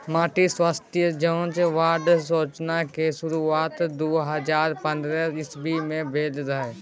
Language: Maithili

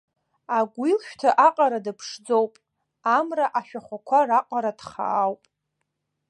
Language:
Abkhazian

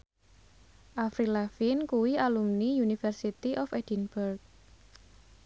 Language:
Javanese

